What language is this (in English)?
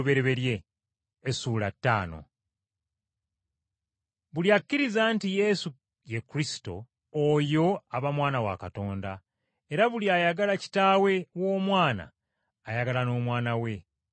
Ganda